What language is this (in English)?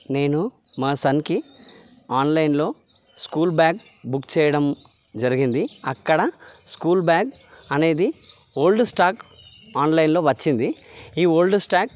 Telugu